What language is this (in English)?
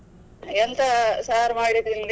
Kannada